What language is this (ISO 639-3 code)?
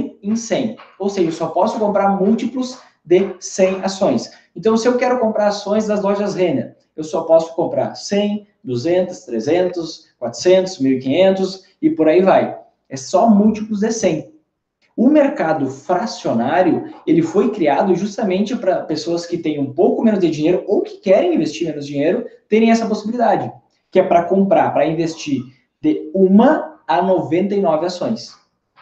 por